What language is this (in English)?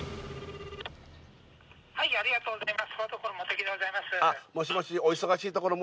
Japanese